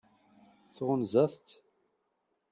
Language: Kabyle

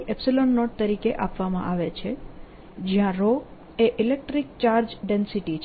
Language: Gujarati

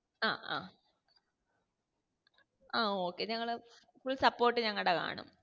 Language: Malayalam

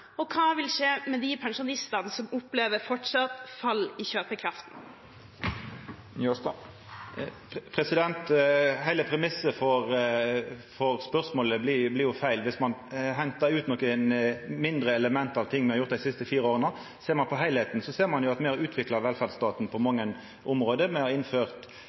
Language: Norwegian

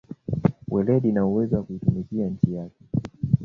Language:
Swahili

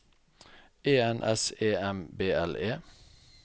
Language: Norwegian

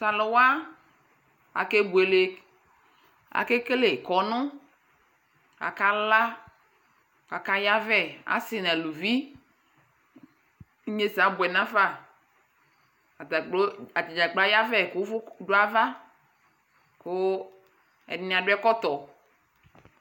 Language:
Ikposo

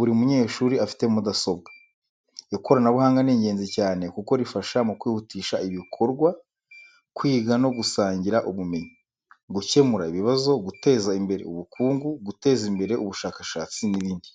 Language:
Kinyarwanda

